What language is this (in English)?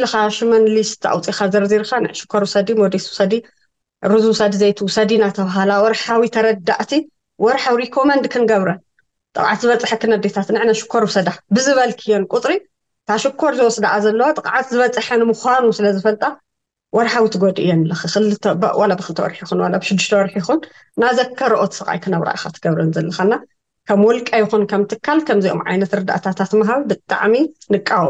Arabic